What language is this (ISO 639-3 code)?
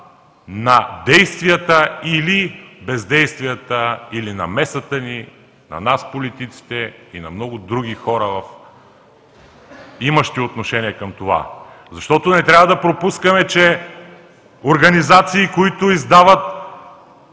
bul